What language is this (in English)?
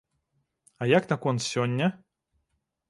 Belarusian